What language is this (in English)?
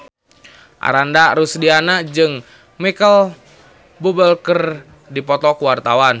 Sundanese